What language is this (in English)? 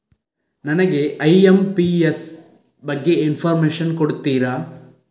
Kannada